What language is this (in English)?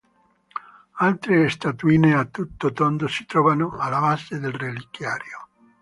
Italian